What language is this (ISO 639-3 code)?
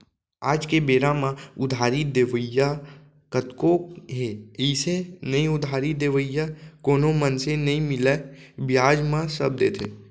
hne